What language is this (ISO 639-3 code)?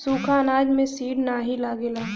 bho